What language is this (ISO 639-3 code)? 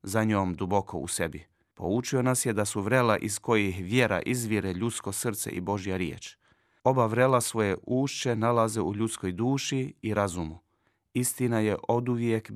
hrv